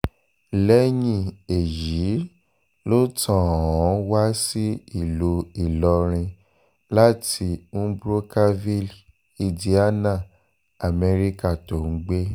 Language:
Yoruba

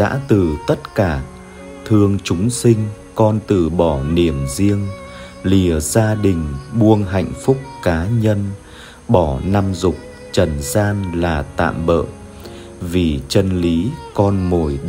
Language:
Vietnamese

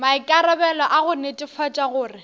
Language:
Northern Sotho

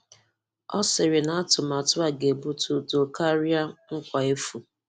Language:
Igbo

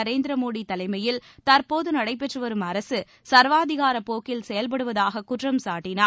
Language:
Tamil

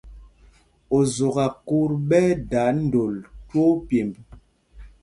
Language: Mpumpong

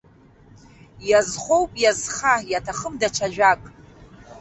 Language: Abkhazian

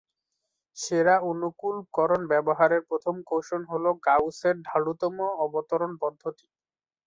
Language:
Bangla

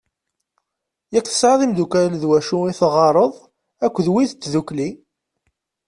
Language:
Kabyle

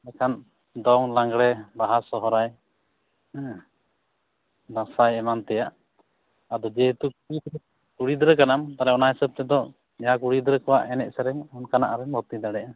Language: Santali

